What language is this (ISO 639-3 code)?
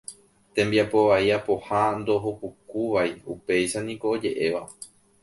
grn